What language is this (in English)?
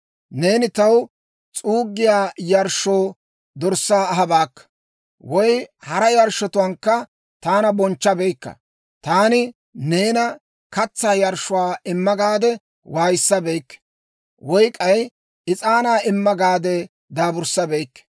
Dawro